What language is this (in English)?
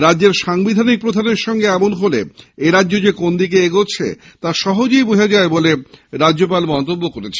Bangla